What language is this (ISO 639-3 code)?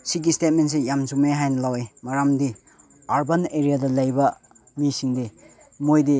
mni